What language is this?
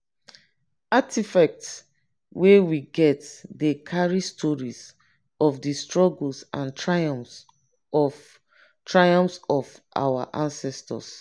Nigerian Pidgin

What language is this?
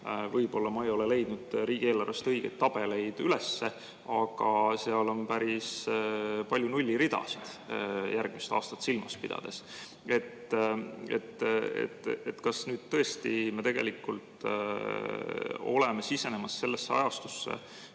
Estonian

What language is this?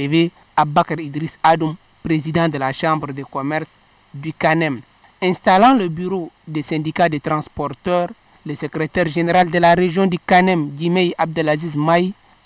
French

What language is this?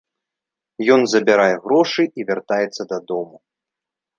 Belarusian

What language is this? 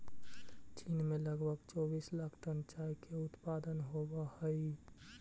Magahi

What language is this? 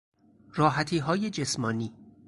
Persian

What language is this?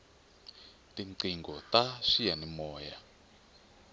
Tsonga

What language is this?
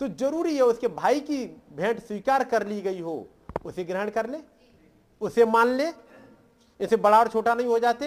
Hindi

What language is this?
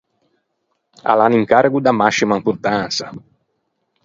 Ligurian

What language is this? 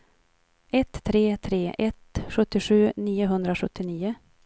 Swedish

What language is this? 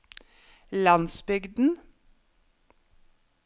Norwegian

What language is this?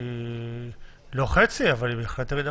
Hebrew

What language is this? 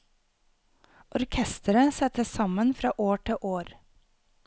Norwegian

